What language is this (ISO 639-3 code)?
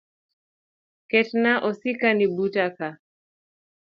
luo